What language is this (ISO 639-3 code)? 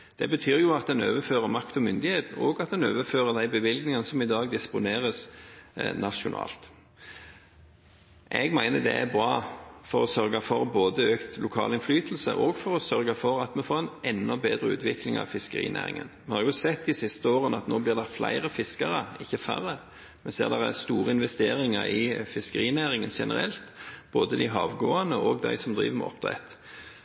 nob